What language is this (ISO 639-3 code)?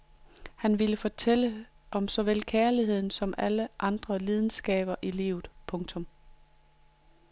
dan